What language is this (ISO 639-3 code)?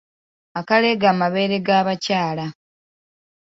lug